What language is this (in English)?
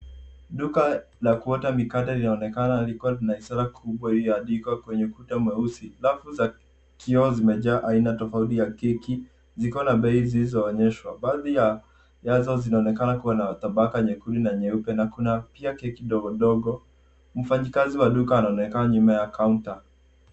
Swahili